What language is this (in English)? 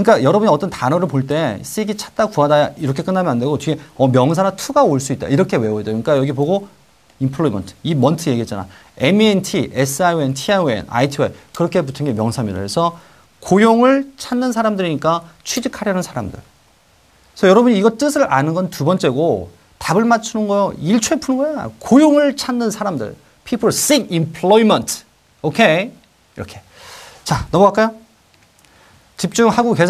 Korean